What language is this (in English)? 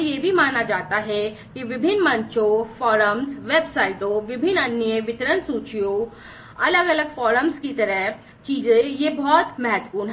Hindi